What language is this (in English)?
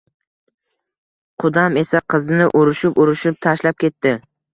Uzbek